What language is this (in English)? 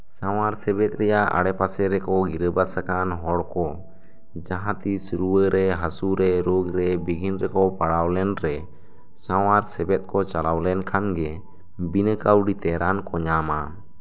Santali